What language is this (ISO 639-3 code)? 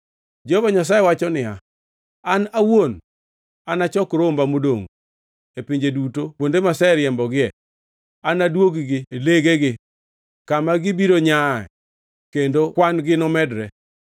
luo